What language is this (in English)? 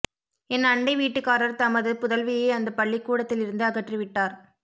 Tamil